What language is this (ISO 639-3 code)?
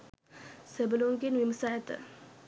sin